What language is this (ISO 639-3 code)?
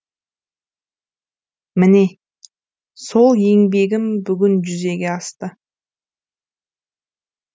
kaz